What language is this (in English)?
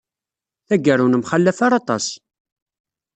Kabyle